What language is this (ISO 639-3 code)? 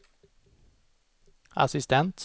swe